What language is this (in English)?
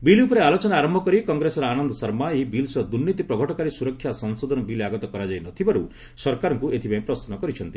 Odia